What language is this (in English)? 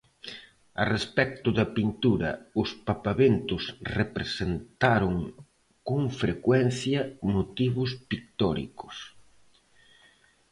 Galician